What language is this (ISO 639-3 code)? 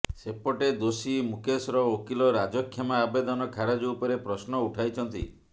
ori